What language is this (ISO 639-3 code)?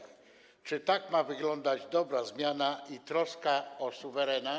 pol